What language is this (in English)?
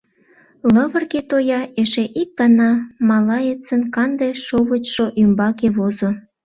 Mari